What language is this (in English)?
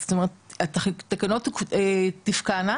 Hebrew